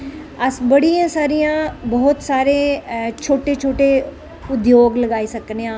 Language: Dogri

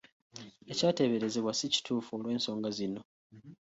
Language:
Ganda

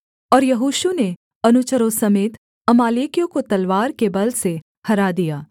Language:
Hindi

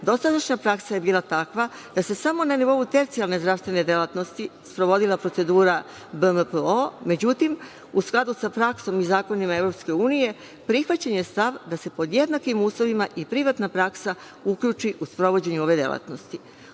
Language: Serbian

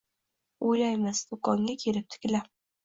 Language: Uzbek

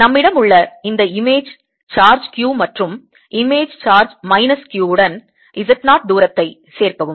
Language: Tamil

